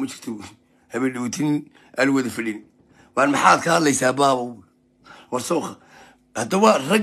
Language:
Arabic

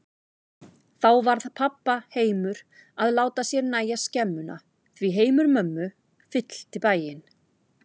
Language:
Icelandic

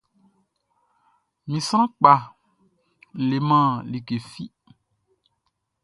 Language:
Baoulé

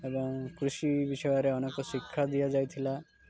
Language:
Odia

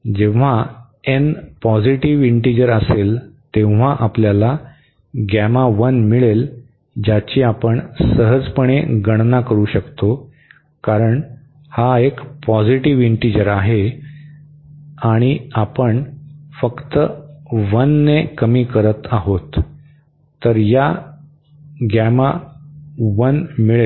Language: Marathi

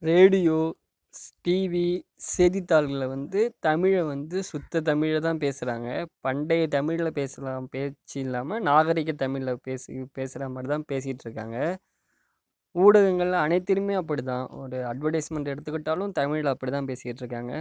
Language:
Tamil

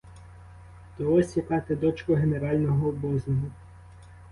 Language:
Ukrainian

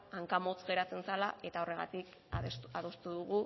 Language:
Basque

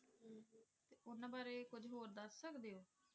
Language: Punjabi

